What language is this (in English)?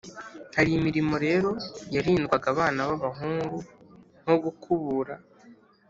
Kinyarwanda